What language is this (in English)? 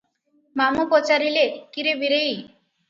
Odia